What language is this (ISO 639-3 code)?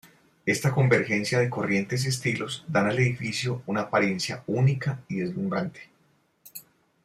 spa